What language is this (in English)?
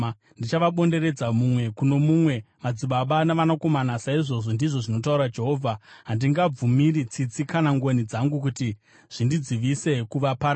Shona